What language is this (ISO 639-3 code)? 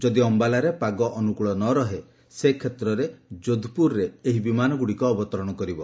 ori